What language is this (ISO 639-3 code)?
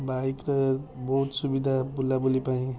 ori